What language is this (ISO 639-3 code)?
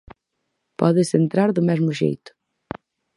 glg